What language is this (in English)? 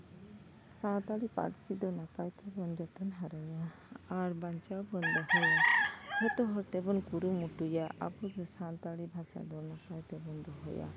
Santali